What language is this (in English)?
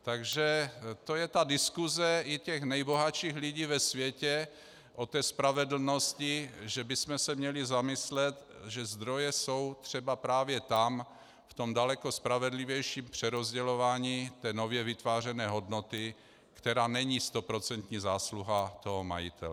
Czech